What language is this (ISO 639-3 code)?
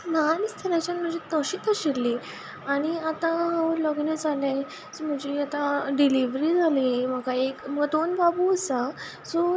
kok